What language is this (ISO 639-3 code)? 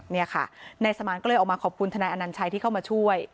tha